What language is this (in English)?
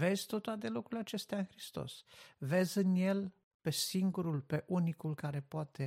Romanian